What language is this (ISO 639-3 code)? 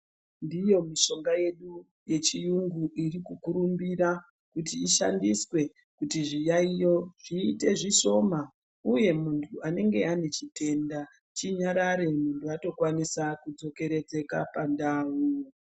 ndc